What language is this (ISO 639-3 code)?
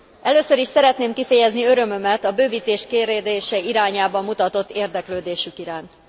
hun